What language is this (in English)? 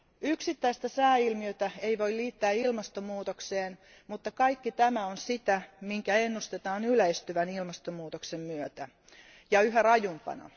Finnish